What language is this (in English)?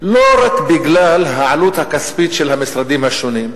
Hebrew